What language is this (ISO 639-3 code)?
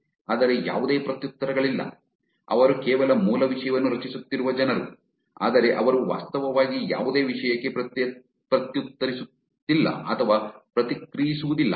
kan